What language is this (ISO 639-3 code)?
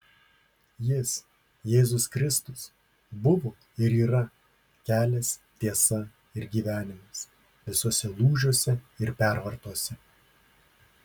lit